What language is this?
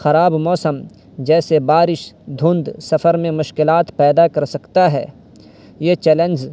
Urdu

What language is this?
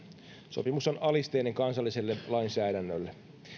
Finnish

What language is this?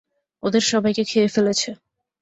Bangla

